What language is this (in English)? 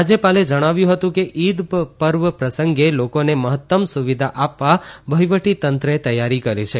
Gujarati